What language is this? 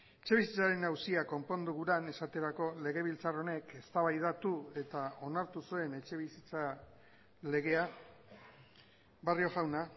Basque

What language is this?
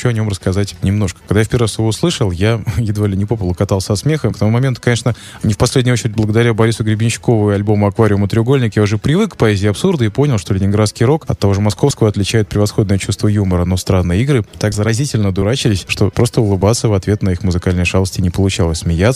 Russian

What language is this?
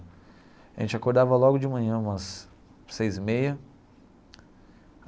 Portuguese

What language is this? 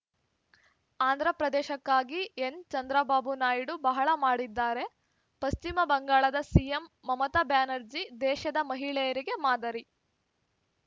Kannada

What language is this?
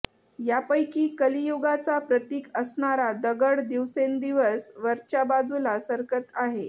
Marathi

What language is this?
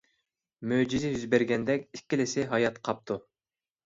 Uyghur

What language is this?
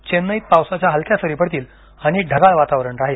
Marathi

